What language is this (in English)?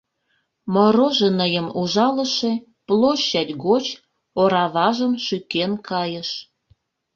Mari